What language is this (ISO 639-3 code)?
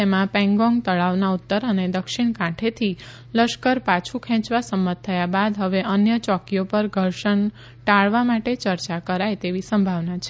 guj